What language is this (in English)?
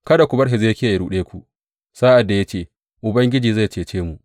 Hausa